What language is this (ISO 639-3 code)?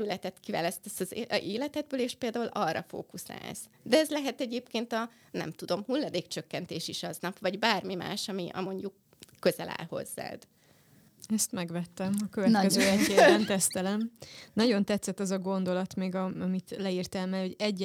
hun